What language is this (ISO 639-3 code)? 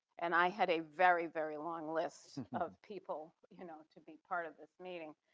eng